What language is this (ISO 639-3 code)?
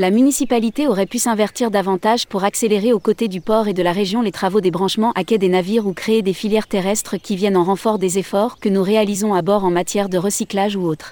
fra